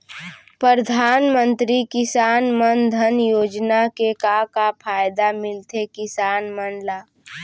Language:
Chhattisgarhi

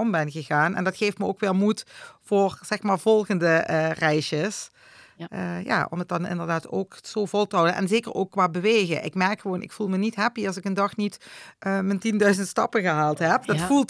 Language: Dutch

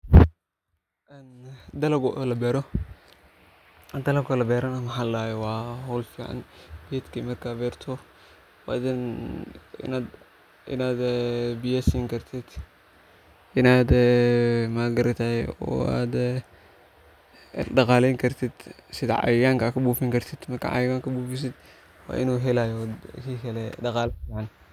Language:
Somali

